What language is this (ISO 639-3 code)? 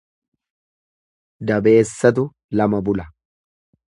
orm